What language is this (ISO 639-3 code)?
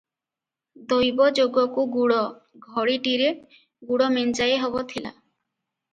ori